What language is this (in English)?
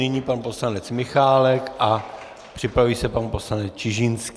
Czech